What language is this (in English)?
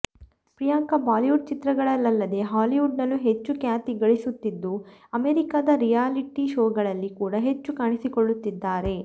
Kannada